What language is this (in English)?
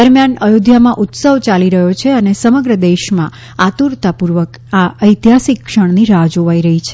Gujarati